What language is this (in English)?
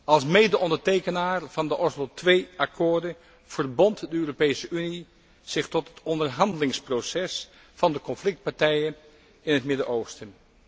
Dutch